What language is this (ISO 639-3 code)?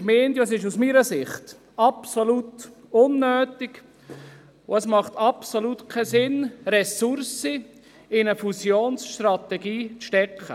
gsw